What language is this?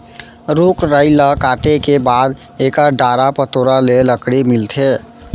Chhattisgarhi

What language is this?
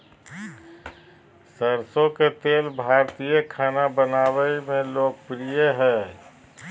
Magahi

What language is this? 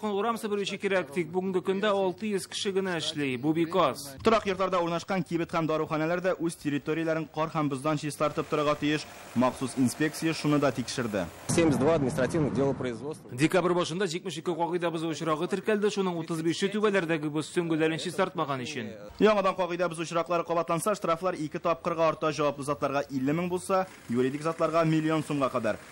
Russian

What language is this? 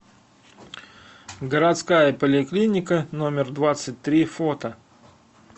Russian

